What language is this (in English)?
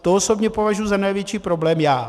Czech